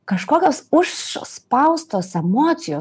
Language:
Lithuanian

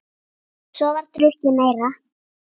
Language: Icelandic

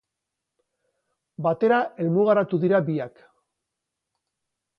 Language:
Basque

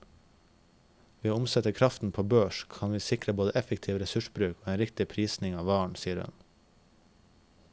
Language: Norwegian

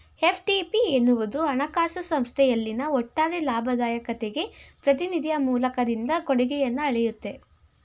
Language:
Kannada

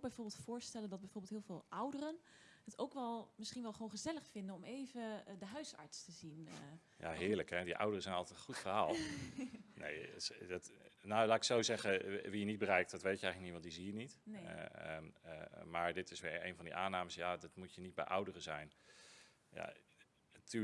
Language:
Dutch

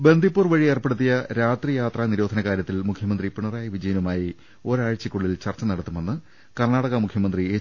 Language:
Malayalam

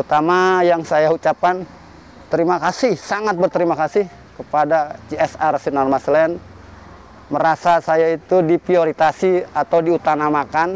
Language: Indonesian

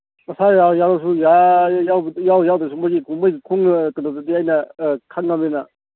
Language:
Manipuri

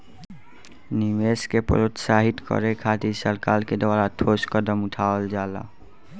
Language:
Bhojpuri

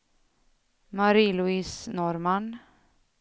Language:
Swedish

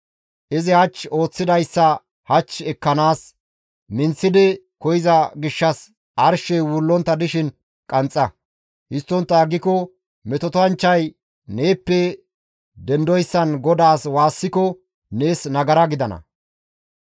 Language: Gamo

